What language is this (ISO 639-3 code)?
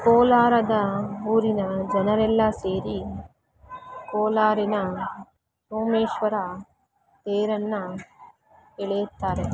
kan